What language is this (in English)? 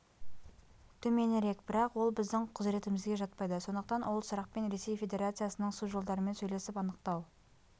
Kazakh